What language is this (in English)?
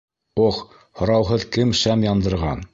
Bashkir